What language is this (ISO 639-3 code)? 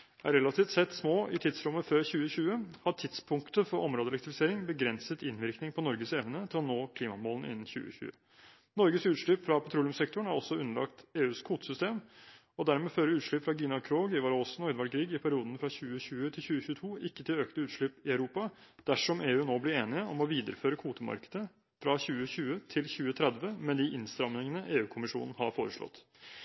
nob